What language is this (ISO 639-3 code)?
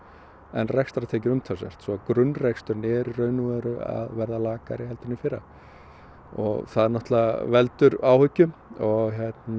isl